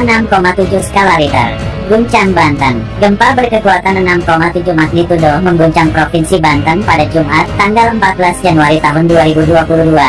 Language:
Indonesian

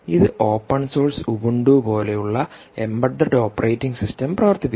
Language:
Malayalam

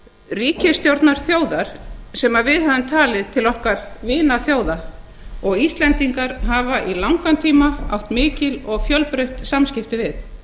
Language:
Icelandic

